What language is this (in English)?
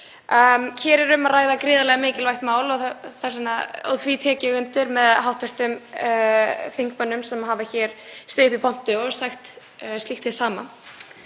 Icelandic